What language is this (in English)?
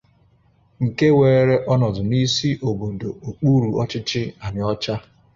Igbo